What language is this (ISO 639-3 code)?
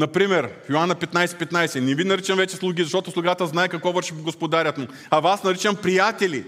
bul